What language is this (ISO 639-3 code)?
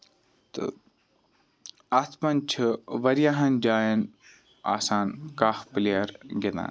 kas